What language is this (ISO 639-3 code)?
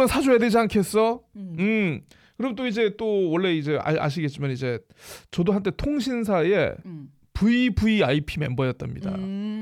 kor